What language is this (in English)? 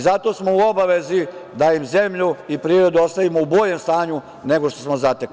Serbian